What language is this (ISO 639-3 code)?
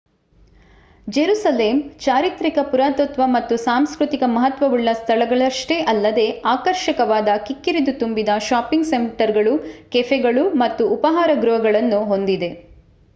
kan